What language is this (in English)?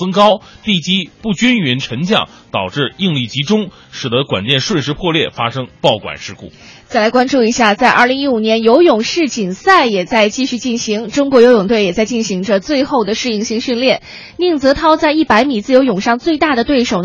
Chinese